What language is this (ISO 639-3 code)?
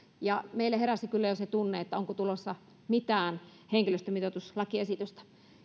fin